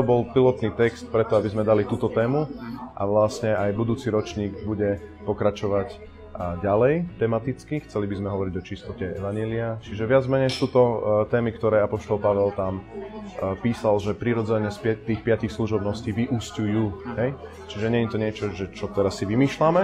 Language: Slovak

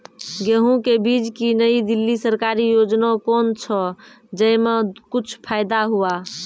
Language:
Maithili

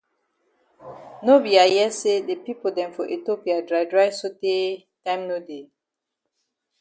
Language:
Cameroon Pidgin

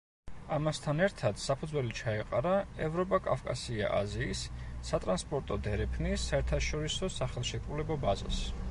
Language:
Georgian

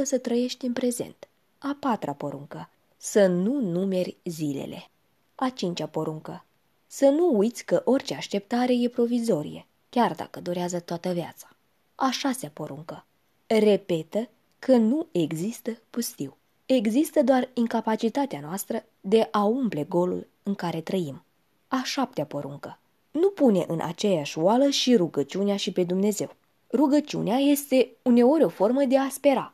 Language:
Romanian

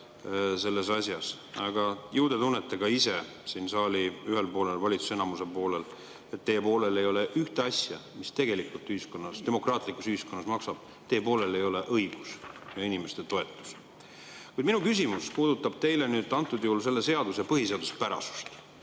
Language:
Estonian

